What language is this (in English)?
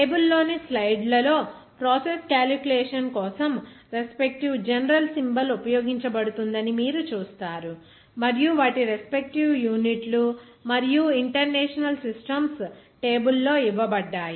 Telugu